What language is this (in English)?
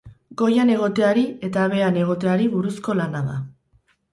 Basque